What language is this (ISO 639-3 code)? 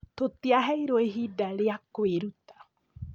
kik